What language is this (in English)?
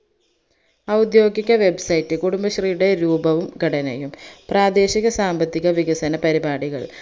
Malayalam